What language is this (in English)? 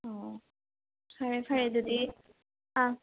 Manipuri